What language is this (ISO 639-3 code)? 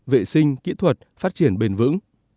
vie